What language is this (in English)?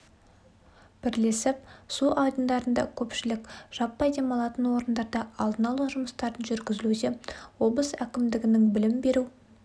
Kazakh